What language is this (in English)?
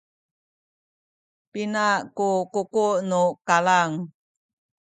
Sakizaya